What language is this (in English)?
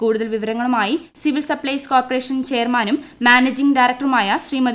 Malayalam